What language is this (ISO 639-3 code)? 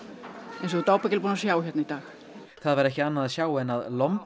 isl